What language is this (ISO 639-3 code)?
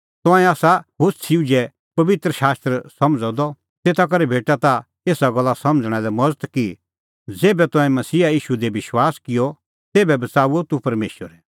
kfx